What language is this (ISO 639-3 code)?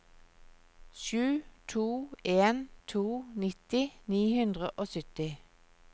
nor